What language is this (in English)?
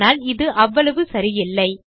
Tamil